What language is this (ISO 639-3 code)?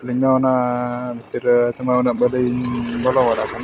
sat